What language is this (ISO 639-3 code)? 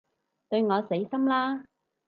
yue